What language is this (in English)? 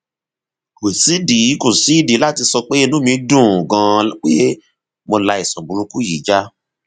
Yoruba